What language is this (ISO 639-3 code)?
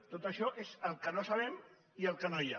cat